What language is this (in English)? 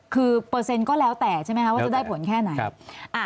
Thai